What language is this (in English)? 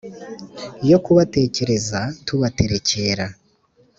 Kinyarwanda